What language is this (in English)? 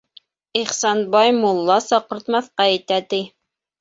Bashkir